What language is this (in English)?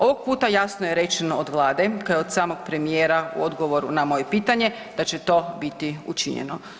Croatian